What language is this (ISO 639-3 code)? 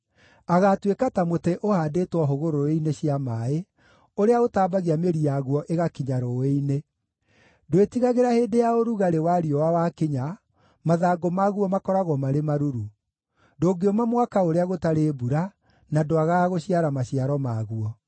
kik